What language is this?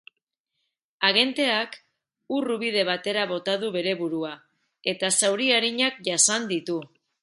Basque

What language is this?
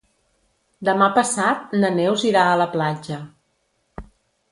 Catalan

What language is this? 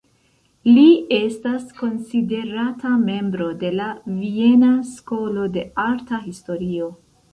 Esperanto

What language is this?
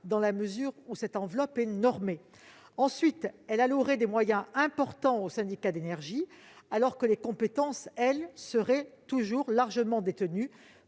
French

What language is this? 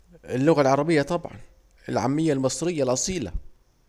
Saidi Arabic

